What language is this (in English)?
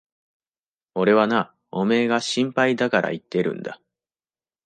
Japanese